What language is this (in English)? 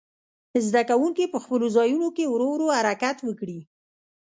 Pashto